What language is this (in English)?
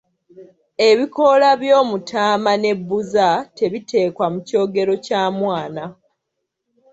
Ganda